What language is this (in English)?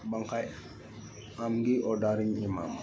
Santali